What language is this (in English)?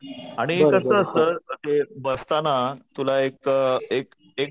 Marathi